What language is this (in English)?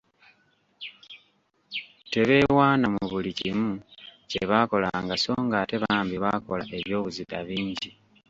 Ganda